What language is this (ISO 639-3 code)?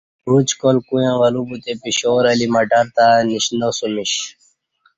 bsh